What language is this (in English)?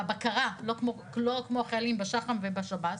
Hebrew